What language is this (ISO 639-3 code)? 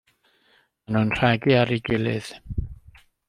cym